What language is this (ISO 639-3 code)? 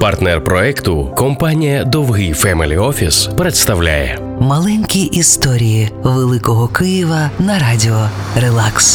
ukr